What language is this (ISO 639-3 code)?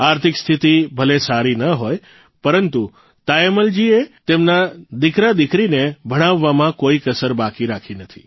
guj